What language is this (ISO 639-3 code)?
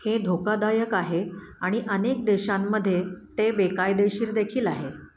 mar